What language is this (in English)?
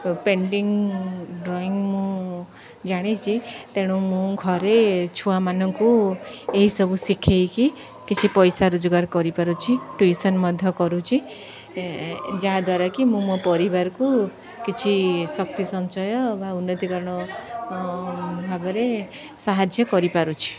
Odia